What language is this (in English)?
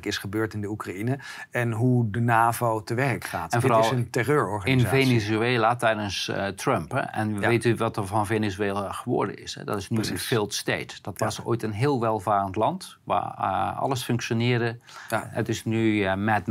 Dutch